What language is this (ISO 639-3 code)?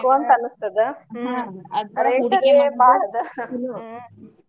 kan